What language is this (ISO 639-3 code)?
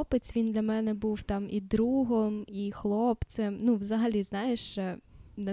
ukr